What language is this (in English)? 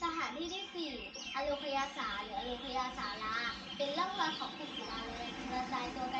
Thai